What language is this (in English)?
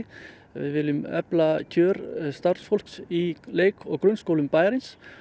Icelandic